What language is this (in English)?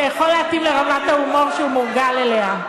Hebrew